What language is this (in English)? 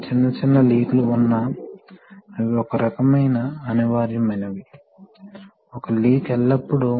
Telugu